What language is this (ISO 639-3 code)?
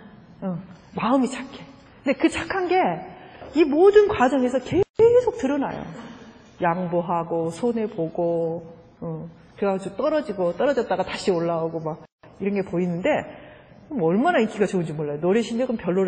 kor